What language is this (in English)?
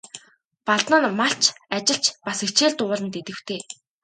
Mongolian